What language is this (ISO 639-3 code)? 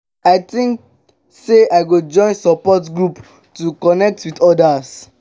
pcm